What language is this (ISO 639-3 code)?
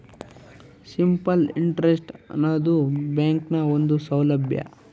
kan